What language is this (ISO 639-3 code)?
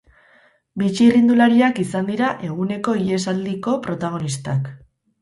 eus